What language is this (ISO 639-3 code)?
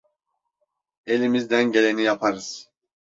tur